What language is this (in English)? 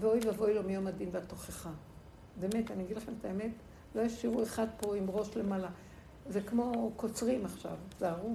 Hebrew